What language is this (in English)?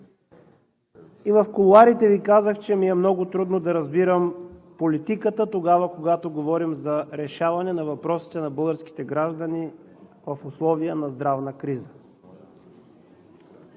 Bulgarian